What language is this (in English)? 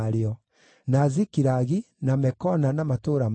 Kikuyu